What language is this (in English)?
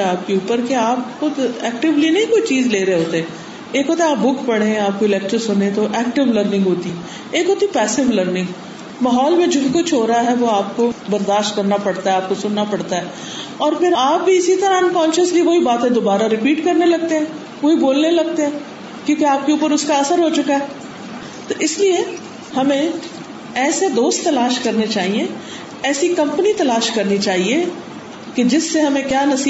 Urdu